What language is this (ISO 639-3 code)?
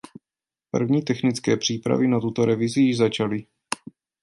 ces